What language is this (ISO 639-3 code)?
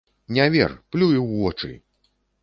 bel